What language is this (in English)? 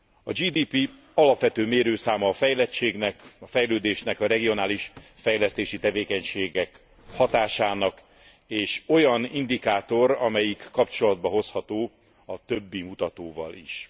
Hungarian